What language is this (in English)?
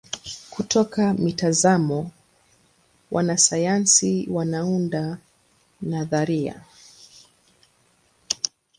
Swahili